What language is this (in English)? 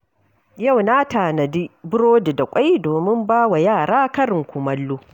Hausa